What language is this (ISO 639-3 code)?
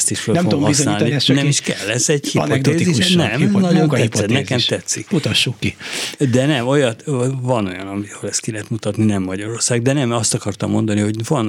hun